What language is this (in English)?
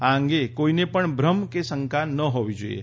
Gujarati